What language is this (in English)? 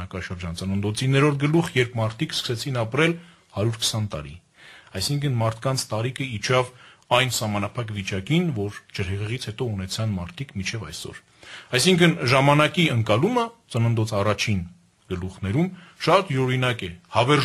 Hungarian